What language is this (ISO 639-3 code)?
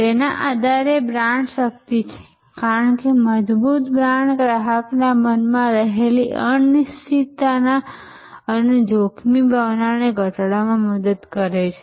guj